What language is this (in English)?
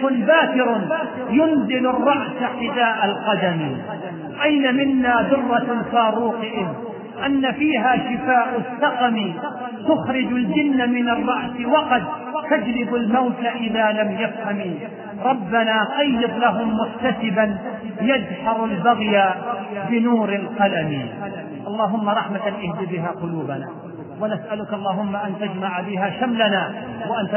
Arabic